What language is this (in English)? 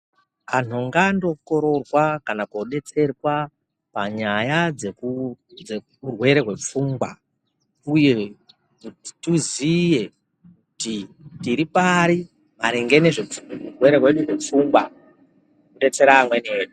Ndau